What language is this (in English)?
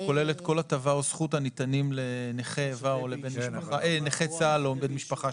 Hebrew